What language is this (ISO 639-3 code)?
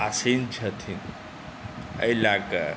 mai